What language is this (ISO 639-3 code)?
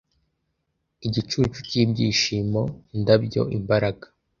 kin